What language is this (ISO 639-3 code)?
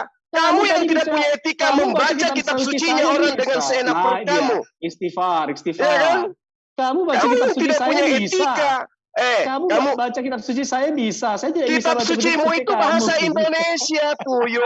ind